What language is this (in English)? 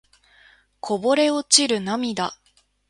Japanese